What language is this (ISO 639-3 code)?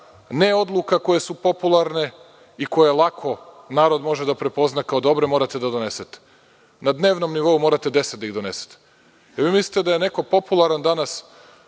srp